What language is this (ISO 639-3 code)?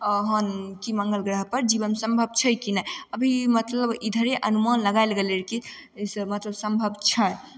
mai